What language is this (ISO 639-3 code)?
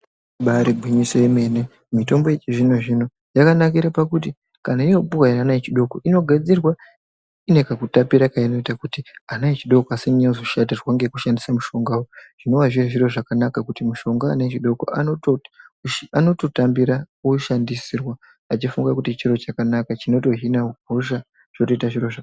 ndc